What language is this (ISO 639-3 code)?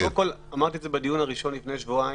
heb